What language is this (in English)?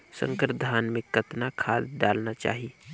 Chhattisgarhi